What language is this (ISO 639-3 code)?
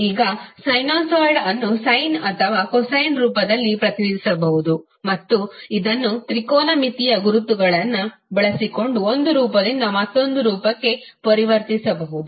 kan